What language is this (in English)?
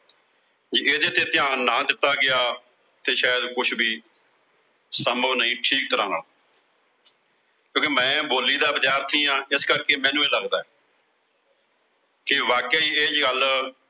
Punjabi